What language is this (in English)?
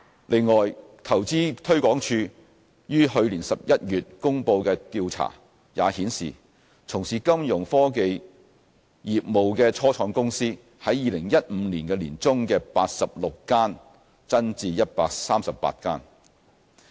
Cantonese